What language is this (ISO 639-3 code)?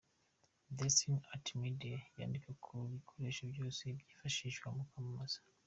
kin